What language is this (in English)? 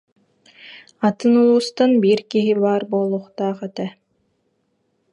Yakut